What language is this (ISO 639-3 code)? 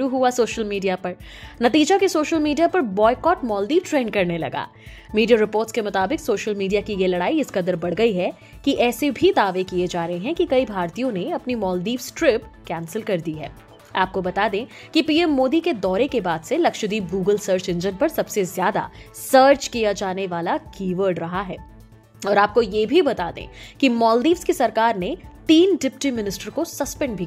hin